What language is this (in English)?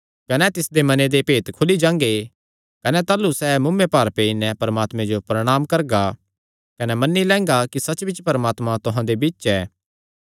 Kangri